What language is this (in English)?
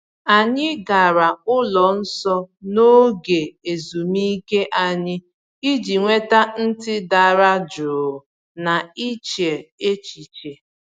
Igbo